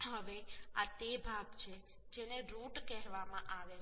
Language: Gujarati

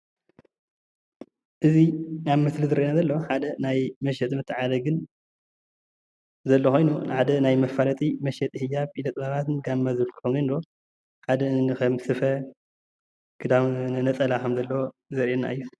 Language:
Tigrinya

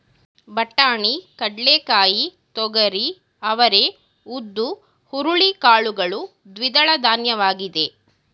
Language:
Kannada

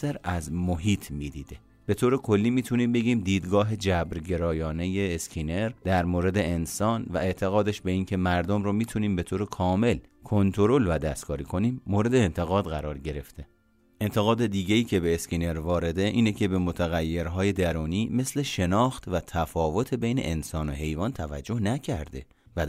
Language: Persian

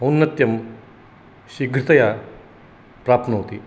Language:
Sanskrit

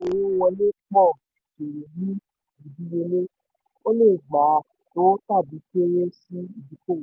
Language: Yoruba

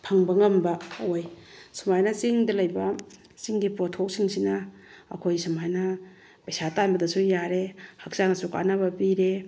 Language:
Manipuri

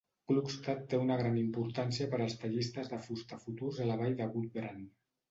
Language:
Catalan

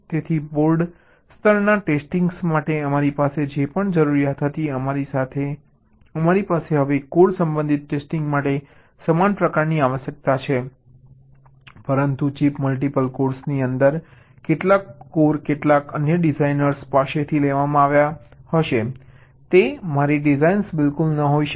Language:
Gujarati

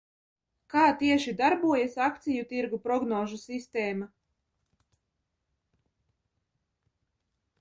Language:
Latvian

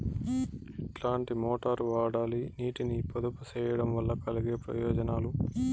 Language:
Telugu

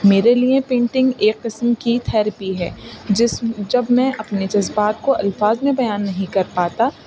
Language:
Urdu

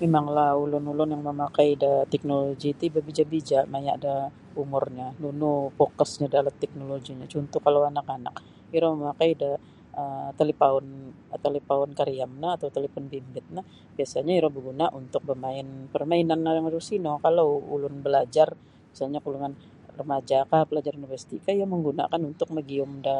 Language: Sabah Bisaya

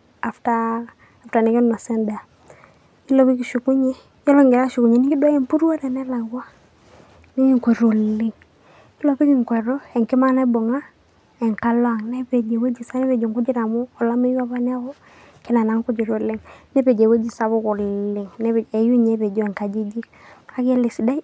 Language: Masai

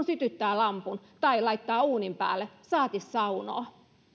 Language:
Finnish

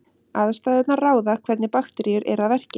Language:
Icelandic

